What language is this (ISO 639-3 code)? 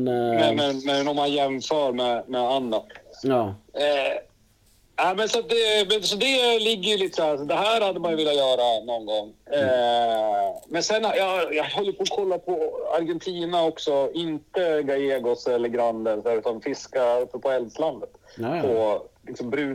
swe